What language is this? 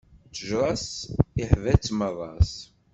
Kabyle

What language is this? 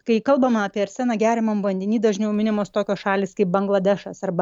Lithuanian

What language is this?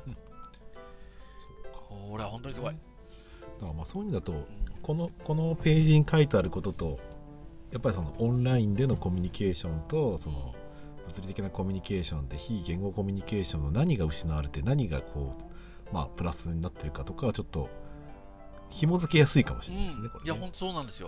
Japanese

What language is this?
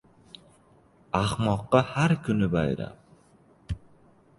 Uzbek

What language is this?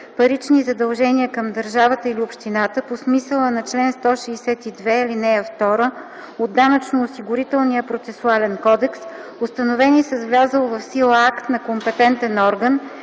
Bulgarian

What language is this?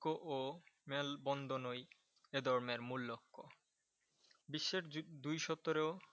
Bangla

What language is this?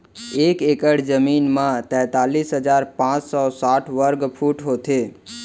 Chhattisgarhi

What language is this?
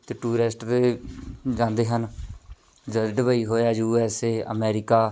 Punjabi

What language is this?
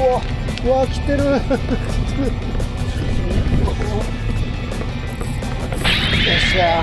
Japanese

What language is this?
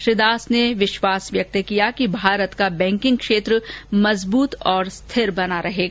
Hindi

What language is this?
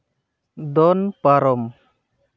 Santali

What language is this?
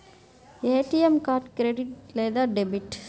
Telugu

